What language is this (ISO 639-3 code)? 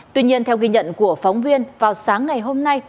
vie